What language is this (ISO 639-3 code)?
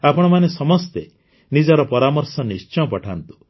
ori